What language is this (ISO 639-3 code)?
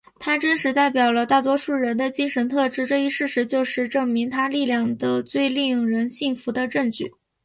zho